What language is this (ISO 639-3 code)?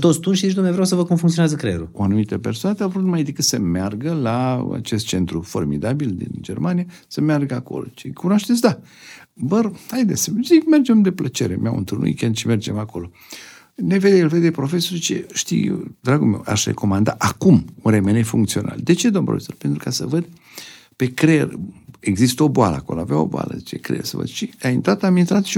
ron